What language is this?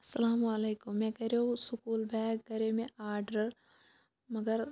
Kashmiri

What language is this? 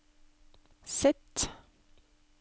Norwegian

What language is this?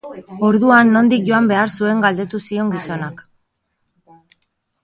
Basque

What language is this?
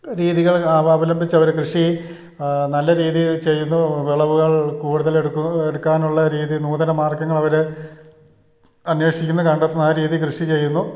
Malayalam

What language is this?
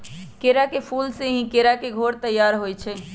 Magahi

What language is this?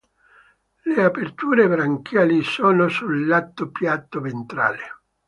Italian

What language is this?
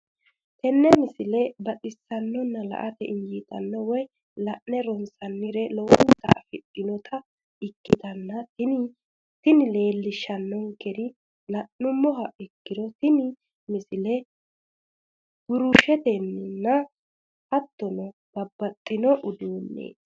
Sidamo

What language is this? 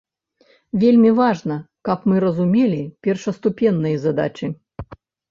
Belarusian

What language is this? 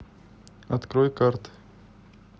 Russian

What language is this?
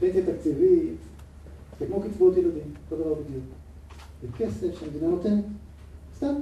Hebrew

